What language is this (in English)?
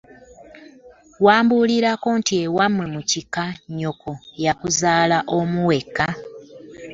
Ganda